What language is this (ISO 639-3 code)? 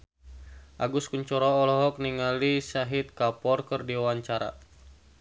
sun